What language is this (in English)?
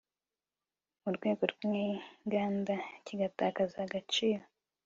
Kinyarwanda